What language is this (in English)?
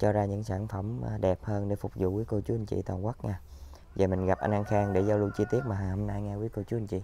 Vietnamese